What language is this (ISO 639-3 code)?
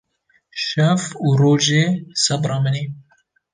kur